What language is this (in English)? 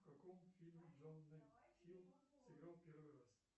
Russian